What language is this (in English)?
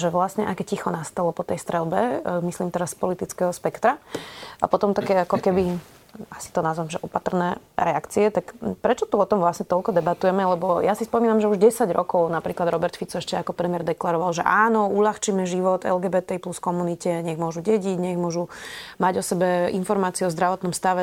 Slovak